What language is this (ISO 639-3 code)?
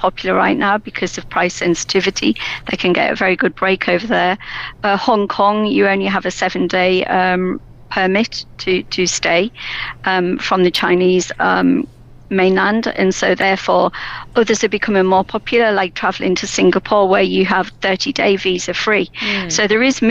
eng